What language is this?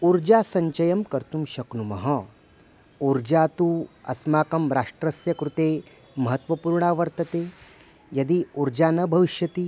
Sanskrit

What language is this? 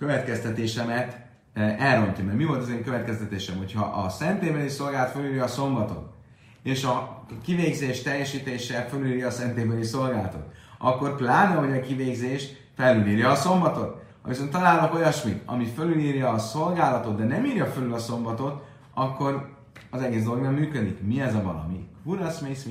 Hungarian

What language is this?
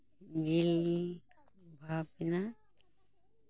Santali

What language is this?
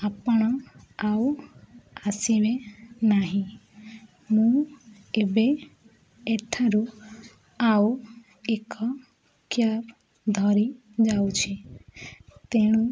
Odia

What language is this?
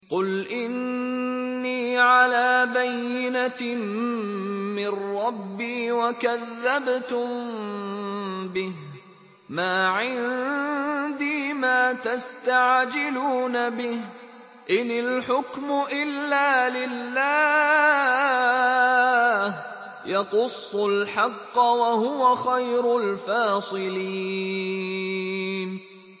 Arabic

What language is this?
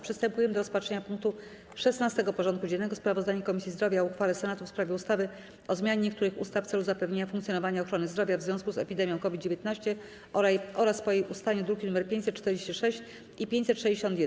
Polish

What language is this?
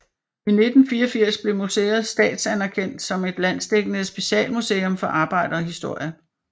Danish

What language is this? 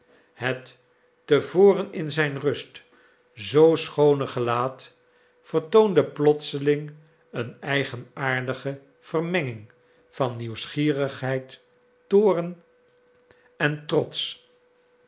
Dutch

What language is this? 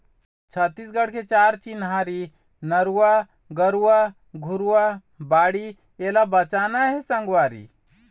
Chhattisgarhi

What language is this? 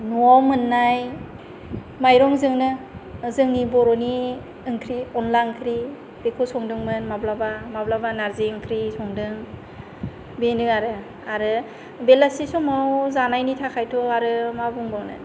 Bodo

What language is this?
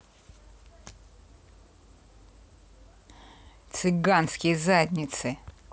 Russian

